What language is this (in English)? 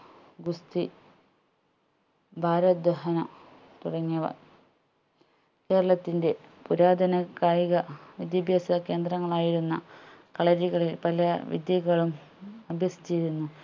Malayalam